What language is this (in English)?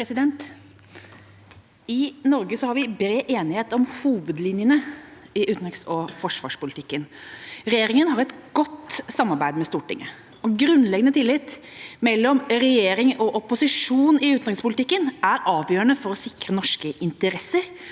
Norwegian